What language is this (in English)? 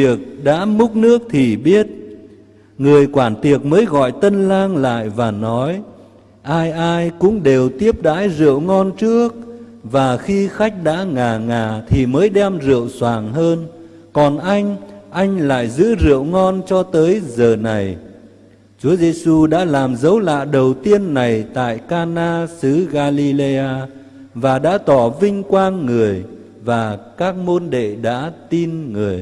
Vietnamese